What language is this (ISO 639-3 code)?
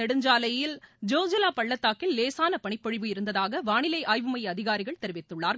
tam